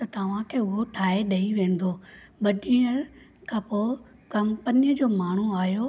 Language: Sindhi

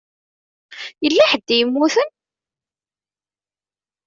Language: Kabyle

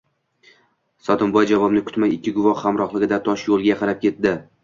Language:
Uzbek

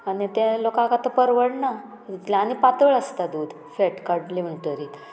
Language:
Konkani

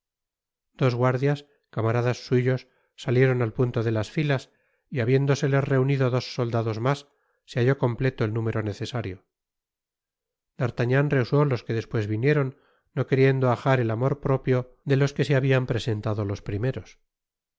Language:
Spanish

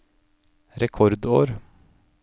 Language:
Norwegian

